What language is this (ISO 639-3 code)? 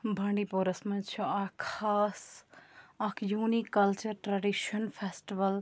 kas